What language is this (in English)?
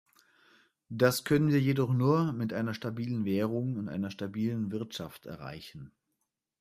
German